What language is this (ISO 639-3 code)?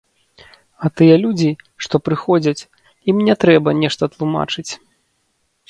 bel